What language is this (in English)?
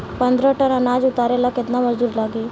Bhojpuri